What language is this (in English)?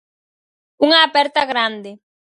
Galician